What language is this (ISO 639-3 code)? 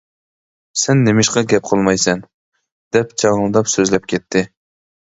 uig